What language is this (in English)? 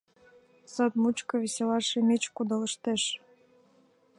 Mari